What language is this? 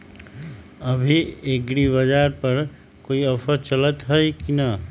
Magahi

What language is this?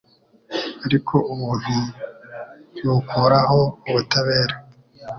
Kinyarwanda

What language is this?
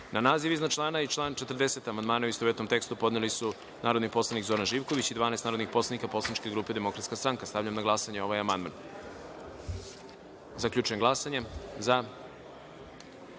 Serbian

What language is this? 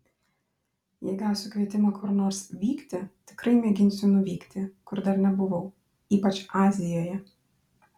Lithuanian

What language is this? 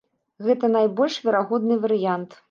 Belarusian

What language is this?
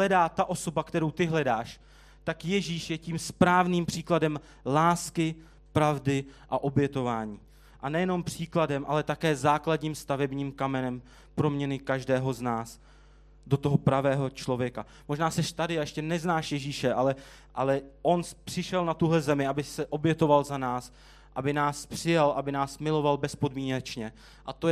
Czech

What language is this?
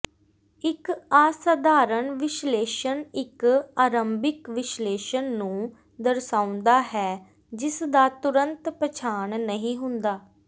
Punjabi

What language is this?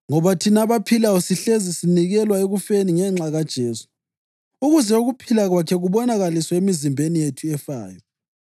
North Ndebele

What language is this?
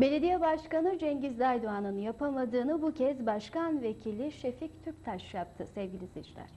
Turkish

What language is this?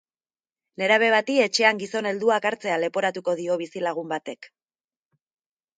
Basque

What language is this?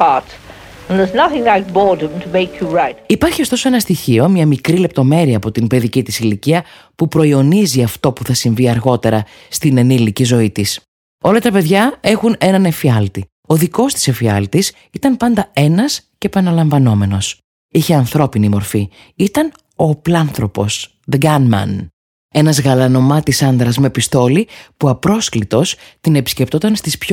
Greek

